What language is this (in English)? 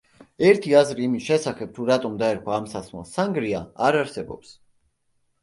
Georgian